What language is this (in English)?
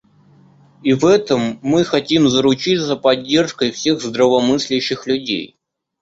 Russian